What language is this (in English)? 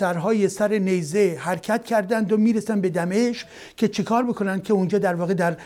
Persian